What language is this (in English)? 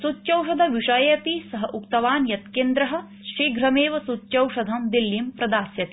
Sanskrit